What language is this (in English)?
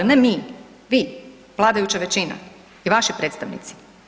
Croatian